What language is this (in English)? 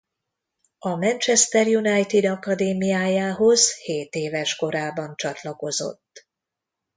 Hungarian